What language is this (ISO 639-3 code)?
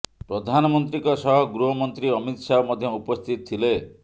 ori